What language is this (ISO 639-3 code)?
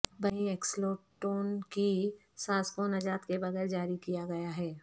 urd